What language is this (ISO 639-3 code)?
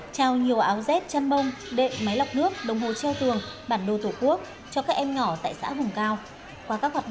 vie